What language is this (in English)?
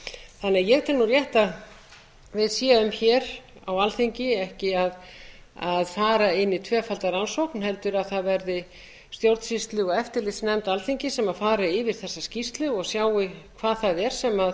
Icelandic